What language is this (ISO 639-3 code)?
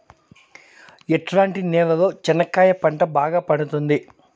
tel